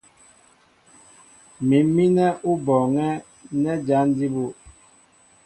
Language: Mbo (Cameroon)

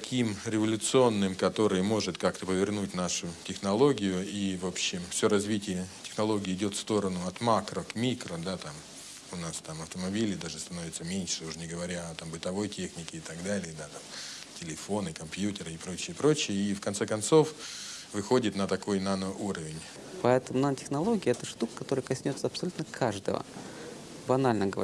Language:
Russian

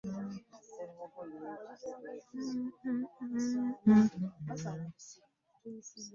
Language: Ganda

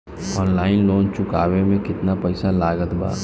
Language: Bhojpuri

